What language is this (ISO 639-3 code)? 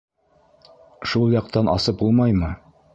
bak